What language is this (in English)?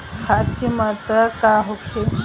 Bhojpuri